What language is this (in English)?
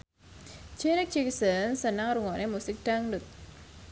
Javanese